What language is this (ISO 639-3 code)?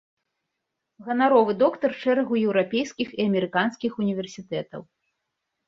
bel